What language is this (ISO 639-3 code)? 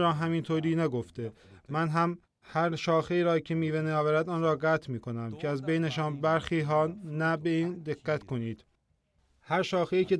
fas